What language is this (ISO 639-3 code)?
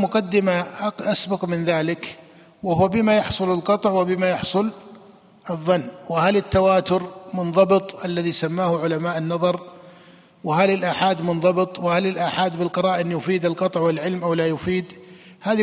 ara